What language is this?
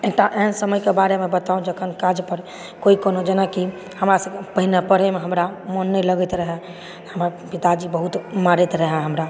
Maithili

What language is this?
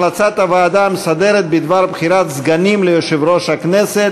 Hebrew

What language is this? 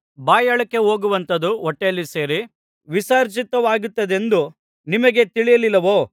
Kannada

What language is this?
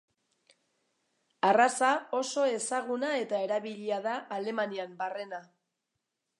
Basque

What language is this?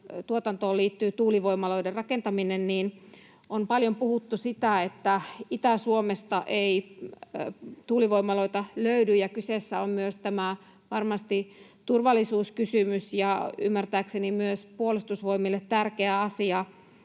Finnish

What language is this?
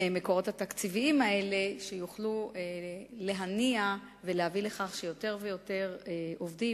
Hebrew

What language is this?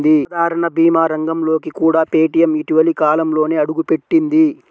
Telugu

